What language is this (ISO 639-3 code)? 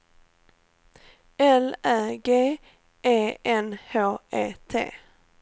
swe